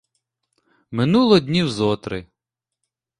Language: Ukrainian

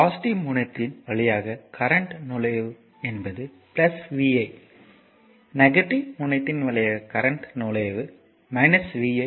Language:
Tamil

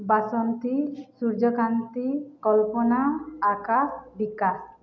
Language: Odia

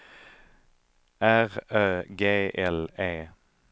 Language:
Swedish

